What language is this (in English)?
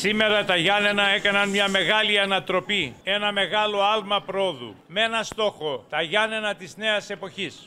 Greek